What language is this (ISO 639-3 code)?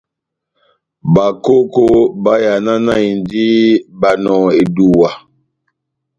bnm